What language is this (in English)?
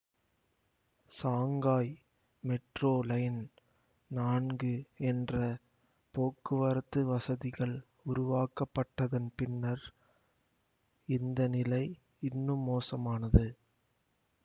Tamil